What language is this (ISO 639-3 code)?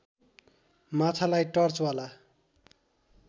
nep